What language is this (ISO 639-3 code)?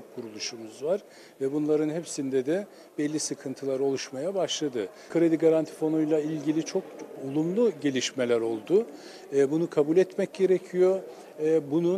tur